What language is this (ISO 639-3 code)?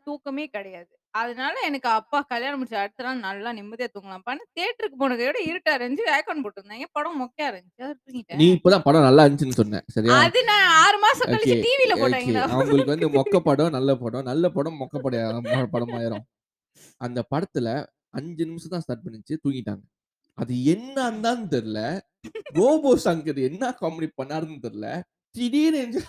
tam